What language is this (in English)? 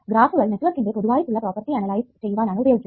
Malayalam